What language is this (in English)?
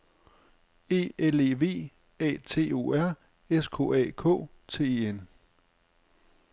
Danish